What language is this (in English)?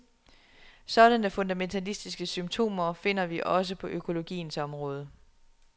Danish